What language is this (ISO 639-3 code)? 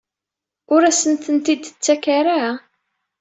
kab